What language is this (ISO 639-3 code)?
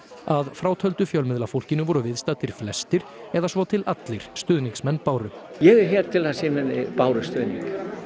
isl